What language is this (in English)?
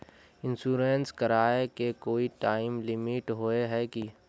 Magahi